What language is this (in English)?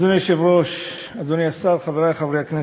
Hebrew